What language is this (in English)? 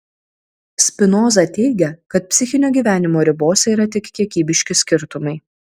Lithuanian